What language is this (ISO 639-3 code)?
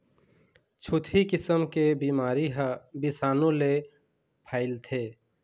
hne